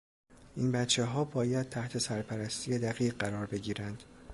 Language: Persian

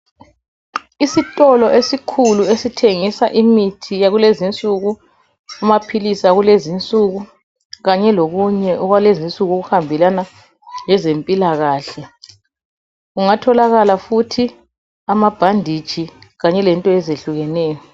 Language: North Ndebele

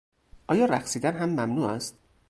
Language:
Persian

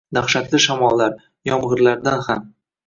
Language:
Uzbek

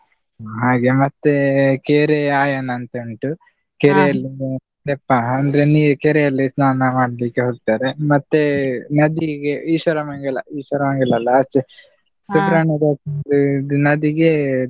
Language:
Kannada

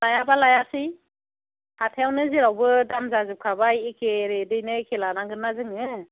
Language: Bodo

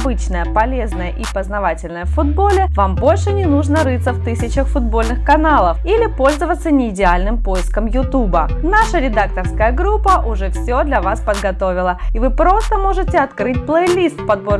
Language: Russian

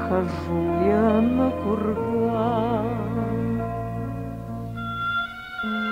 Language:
Russian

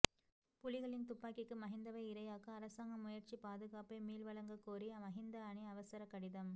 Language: Tamil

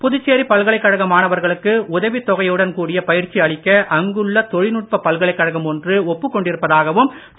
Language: Tamil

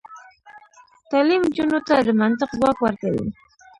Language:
Pashto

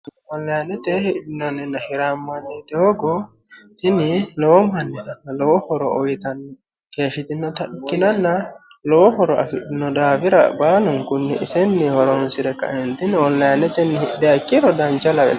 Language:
Sidamo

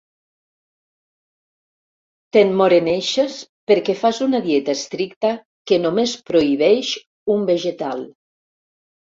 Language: Catalan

